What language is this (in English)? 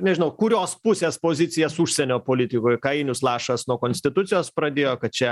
Lithuanian